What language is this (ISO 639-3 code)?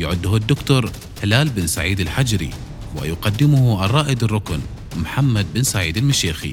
ara